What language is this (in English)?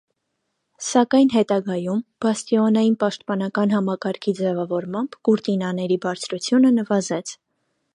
Armenian